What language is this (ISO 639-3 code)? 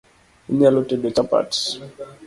luo